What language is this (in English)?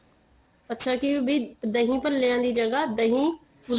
Punjabi